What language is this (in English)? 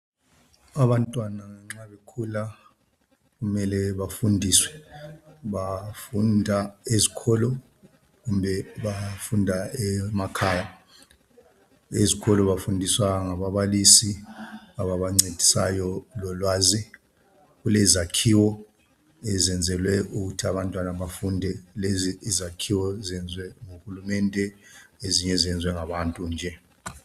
North Ndebele